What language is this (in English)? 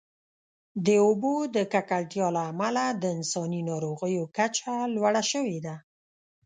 Pashto